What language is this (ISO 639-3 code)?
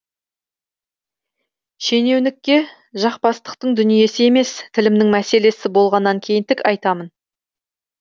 kaz